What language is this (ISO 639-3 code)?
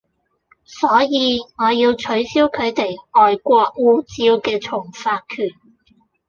yue